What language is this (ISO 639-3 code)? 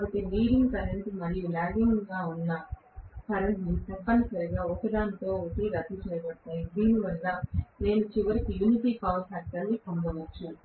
tel